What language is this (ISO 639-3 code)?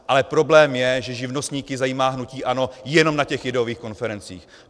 ces